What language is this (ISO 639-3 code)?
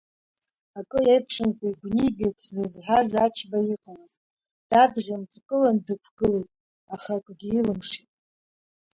abk